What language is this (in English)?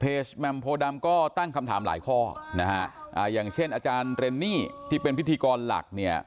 Thai